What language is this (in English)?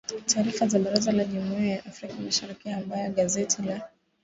Swahili